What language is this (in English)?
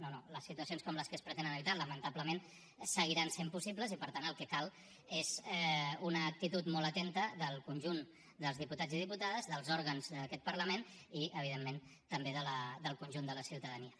Catalan